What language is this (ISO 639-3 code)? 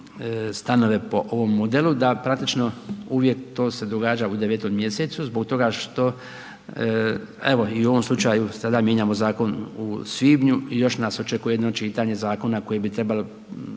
hrv